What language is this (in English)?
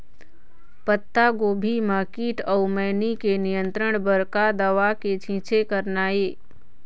Chhattisgarhi